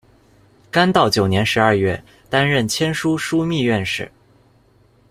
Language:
Chinese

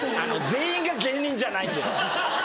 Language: Japanese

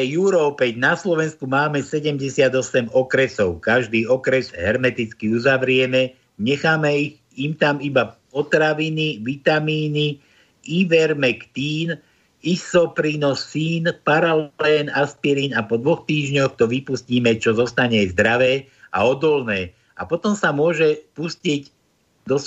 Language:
Slovak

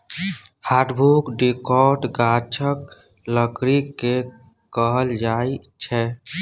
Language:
Maithili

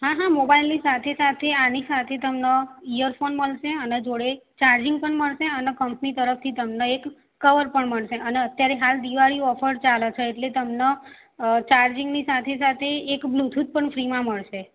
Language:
Gujarati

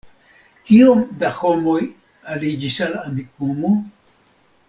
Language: Esperanto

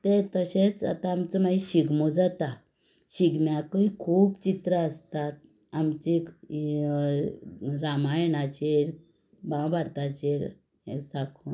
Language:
Konkani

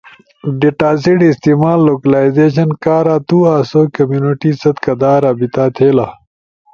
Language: Ushojo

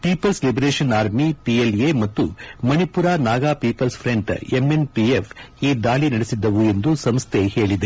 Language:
Kannada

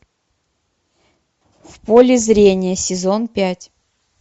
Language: Russian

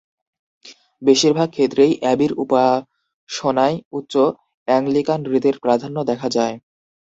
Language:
Bangla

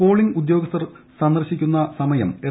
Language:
Malayalam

